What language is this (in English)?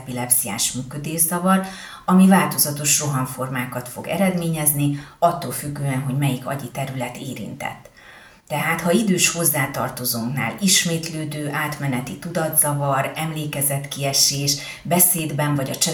Hungarian